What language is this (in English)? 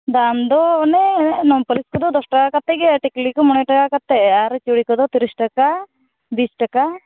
Santali